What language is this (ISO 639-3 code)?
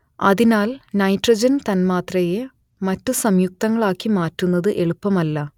mal